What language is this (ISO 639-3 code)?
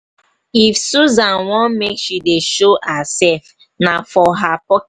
pcm